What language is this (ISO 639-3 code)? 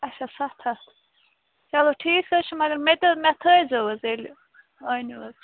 kas